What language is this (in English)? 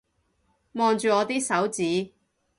Cantonese